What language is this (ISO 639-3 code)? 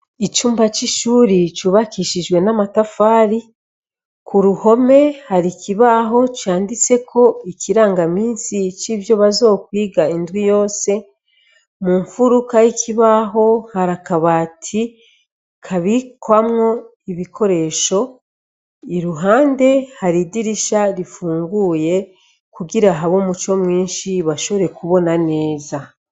run